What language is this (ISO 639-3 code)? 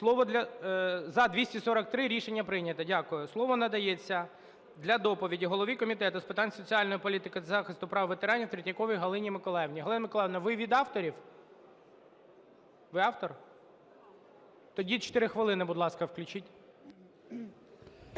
ukr